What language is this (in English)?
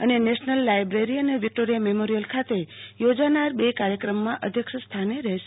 Gujarati